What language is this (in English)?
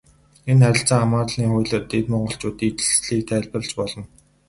Mongolian